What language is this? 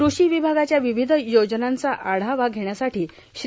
Marathi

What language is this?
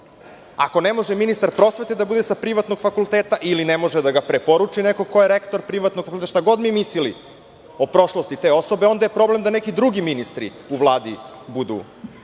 Serbian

